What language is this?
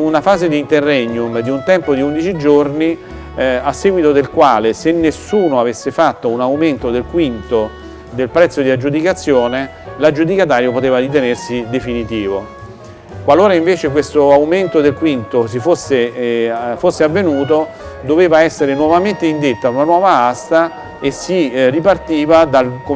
Italian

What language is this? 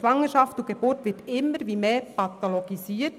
Swiss German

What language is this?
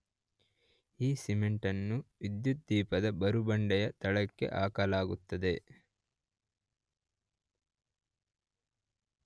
Kannada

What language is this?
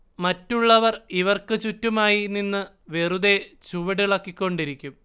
Malayalam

